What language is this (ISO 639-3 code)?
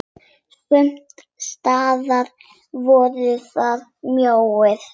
isl